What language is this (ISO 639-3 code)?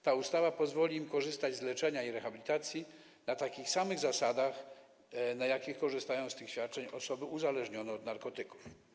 pol